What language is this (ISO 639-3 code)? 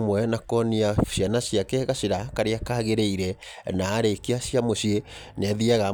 kik